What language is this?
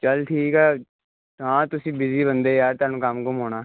Punjabi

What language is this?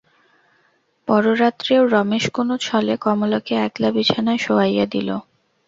Bangla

